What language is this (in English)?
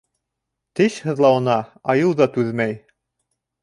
Bashkir